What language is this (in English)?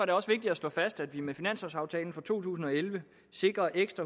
Danish